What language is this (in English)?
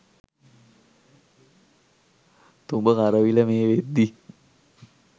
Sinhala